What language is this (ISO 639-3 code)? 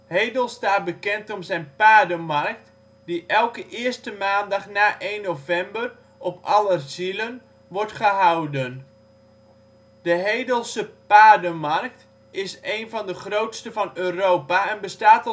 nld